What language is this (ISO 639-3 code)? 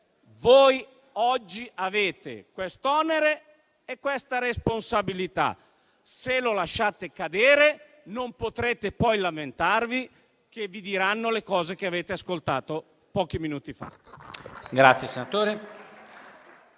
ita